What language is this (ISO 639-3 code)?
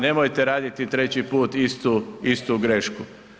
hrv